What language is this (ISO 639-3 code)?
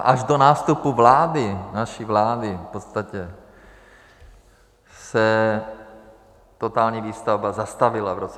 ces